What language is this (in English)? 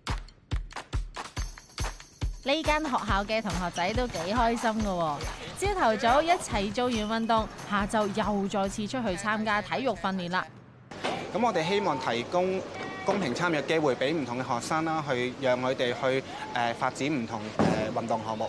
Chinese